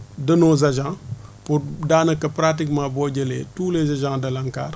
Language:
Wolof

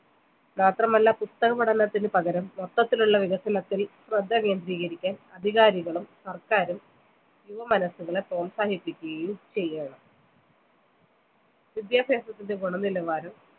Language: Malayalam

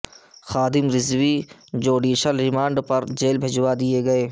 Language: Urdu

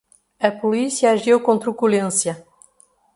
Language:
Portuguese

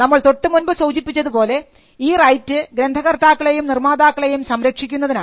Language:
Malayalam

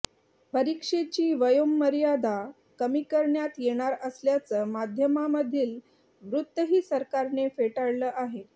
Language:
Marathi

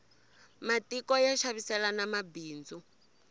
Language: Tsonga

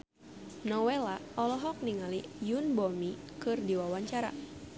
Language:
Sundanese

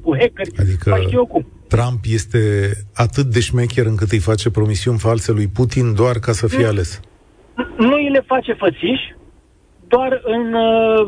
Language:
Romanian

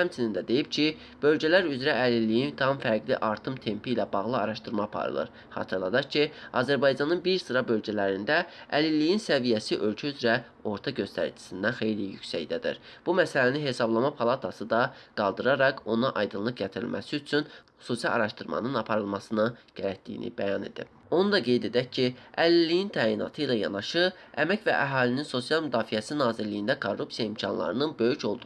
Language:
Azerbaijani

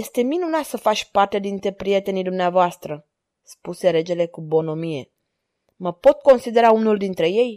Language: Romanian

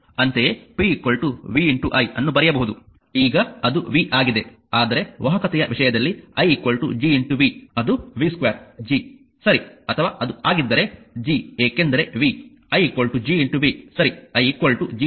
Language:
Kannada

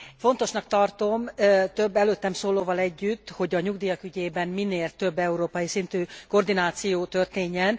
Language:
Hungarian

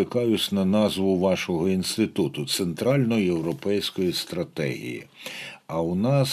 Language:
Ukrainian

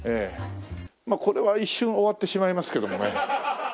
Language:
Japanese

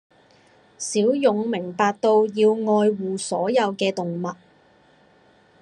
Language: Cantonese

